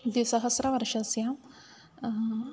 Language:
Sanskrit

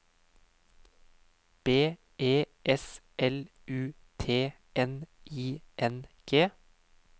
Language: Norwegian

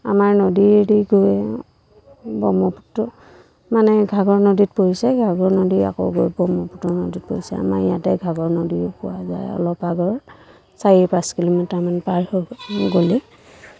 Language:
Assamese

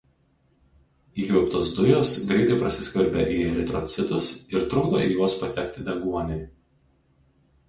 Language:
Lithuanian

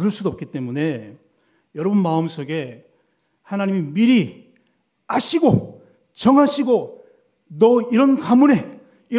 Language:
Korean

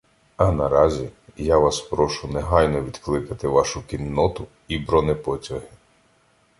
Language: Ukrainian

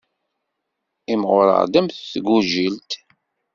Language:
Kabyle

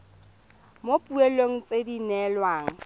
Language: Tswana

